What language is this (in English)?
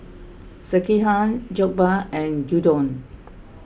English